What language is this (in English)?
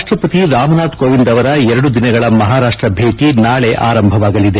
Kannada